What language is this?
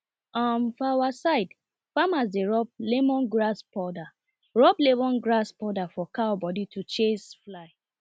Nigerian Pidgin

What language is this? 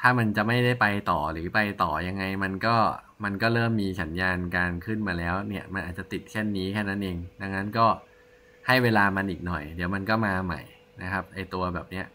Thai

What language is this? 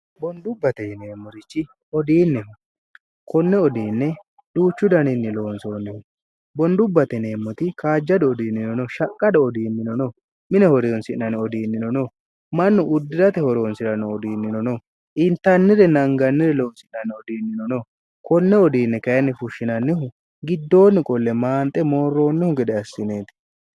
Sidamo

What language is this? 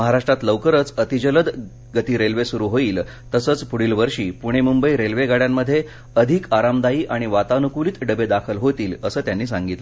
Marathi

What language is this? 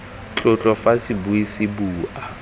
Tswana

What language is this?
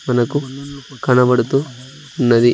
Telugu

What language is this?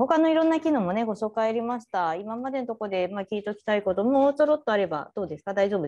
Japanese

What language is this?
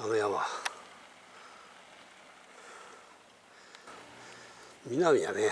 Japanese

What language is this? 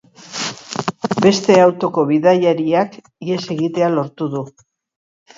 Basque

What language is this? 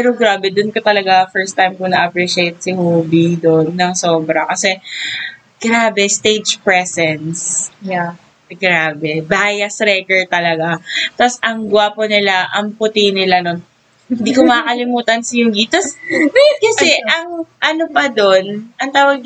Filipino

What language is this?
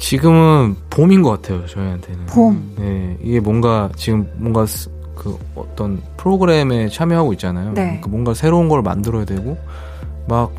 Korean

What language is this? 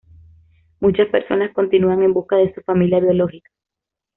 Spanish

